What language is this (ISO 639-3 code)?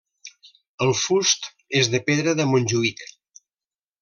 cat